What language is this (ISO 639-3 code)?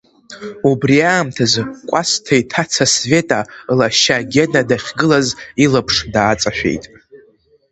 abk